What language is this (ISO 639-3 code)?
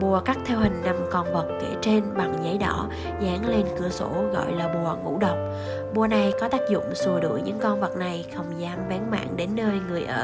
vie